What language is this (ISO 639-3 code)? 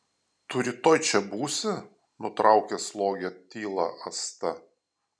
lit